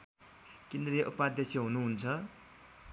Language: Nepali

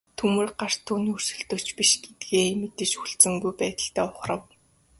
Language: Mongolian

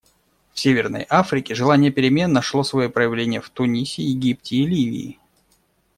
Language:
Russian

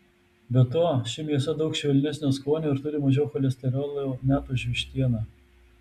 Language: Lithuanian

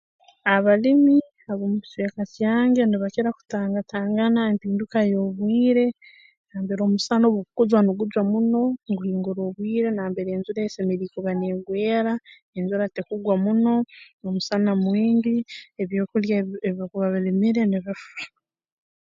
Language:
Tooro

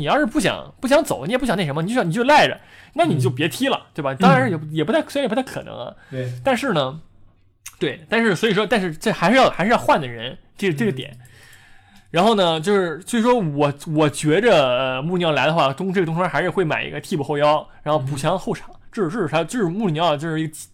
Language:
Chinese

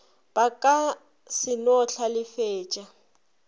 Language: Northern Sotho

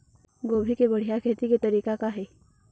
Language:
Chhattisgarhi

